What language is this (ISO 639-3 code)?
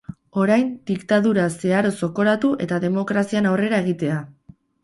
eus